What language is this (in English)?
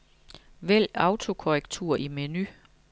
Danish